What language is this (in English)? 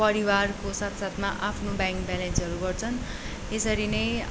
Nepali